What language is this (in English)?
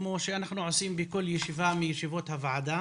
Hebrew